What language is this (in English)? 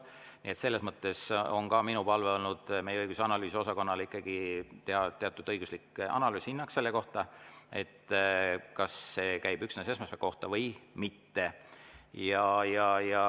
Estonian